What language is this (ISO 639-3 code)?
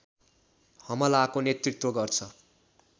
nep